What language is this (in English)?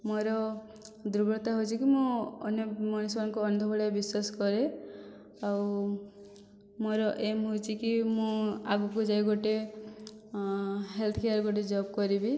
Odia